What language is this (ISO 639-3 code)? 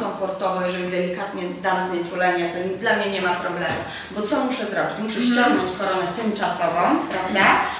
pol